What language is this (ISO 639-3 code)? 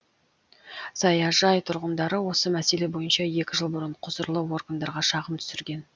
kaz